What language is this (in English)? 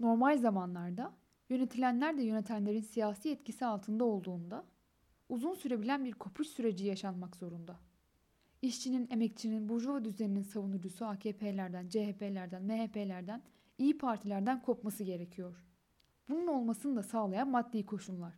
Turkish